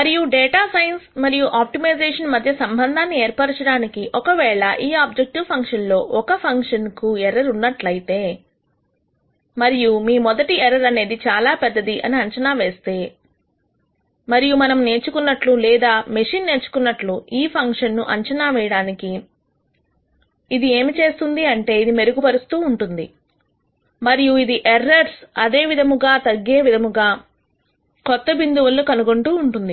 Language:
Telugu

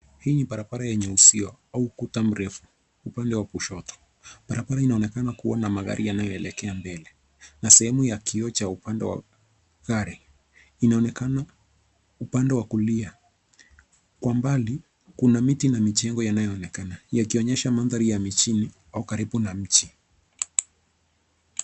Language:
Swahili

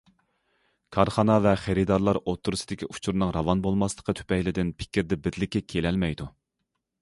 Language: Uyghur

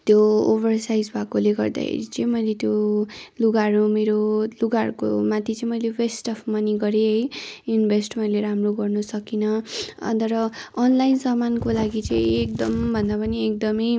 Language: Nepali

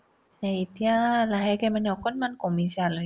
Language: Assamese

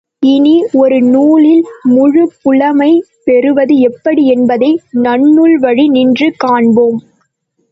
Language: Tamil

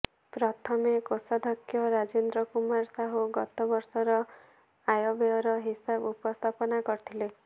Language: Odia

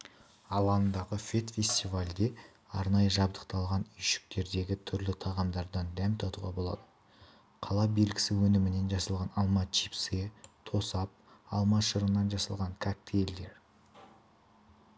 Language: Kazakh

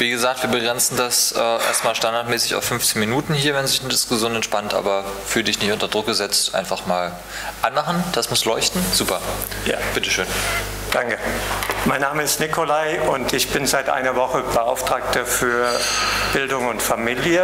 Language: German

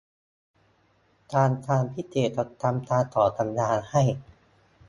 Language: Thai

